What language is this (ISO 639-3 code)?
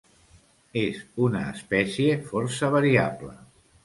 cat